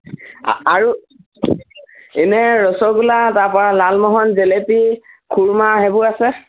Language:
Assamese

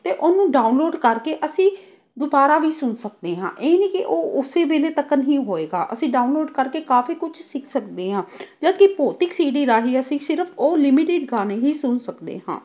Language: Punjabi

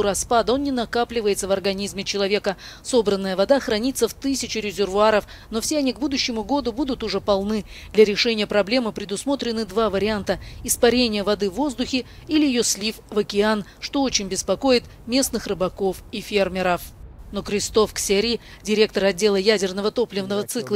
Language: Russian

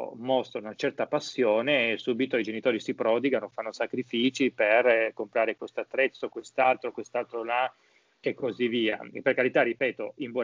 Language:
Italian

